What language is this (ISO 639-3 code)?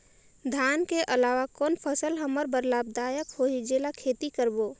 hne